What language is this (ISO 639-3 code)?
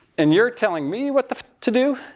eng